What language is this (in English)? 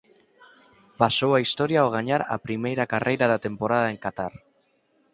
Galician